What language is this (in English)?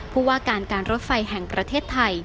Thai